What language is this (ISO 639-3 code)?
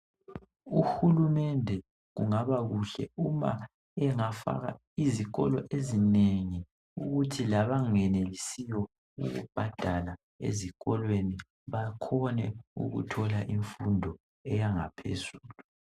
nde